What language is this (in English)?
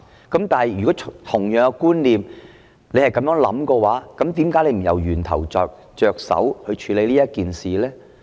Cantonese